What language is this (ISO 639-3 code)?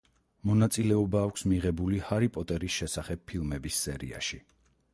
kat